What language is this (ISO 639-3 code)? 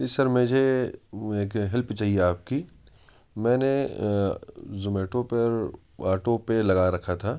urd